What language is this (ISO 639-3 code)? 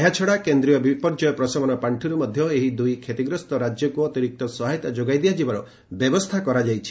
ori